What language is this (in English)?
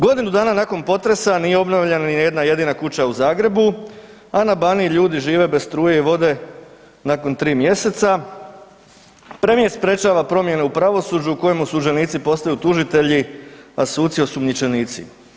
Croatian